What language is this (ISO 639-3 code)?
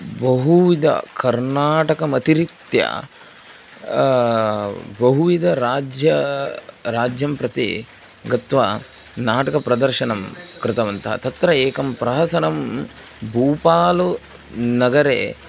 san